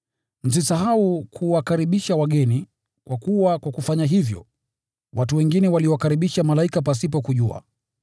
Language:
Swahili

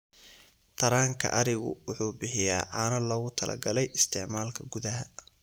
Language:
Somali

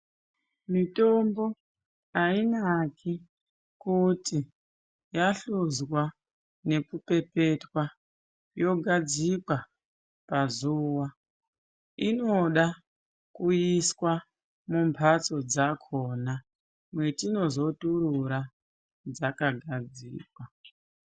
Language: Ndau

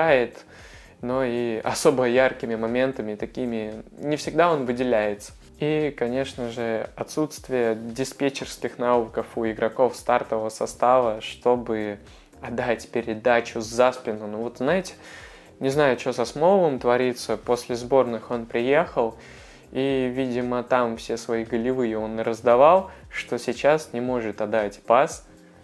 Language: Russian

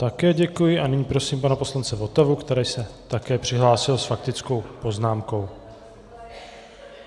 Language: Czech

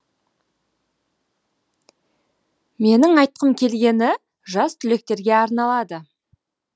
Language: Kazakh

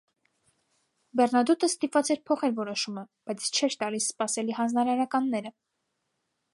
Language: Armenian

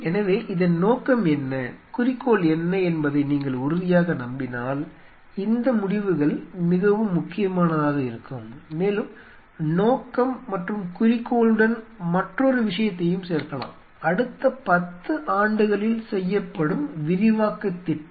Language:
Tamil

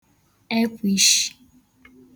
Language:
Igbo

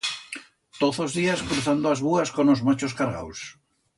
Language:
Aragonese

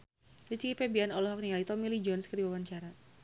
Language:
Sundanese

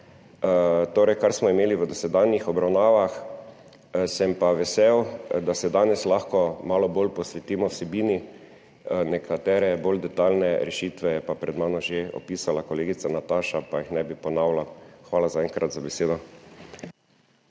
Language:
Slovenian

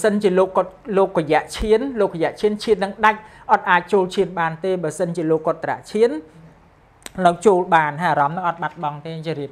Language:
Thai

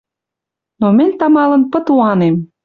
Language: Western Mari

